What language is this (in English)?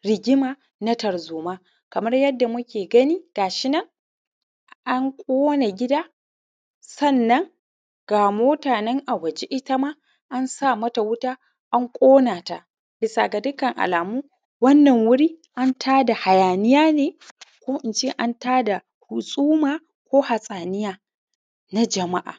Hausa